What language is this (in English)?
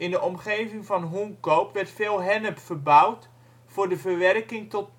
Dutch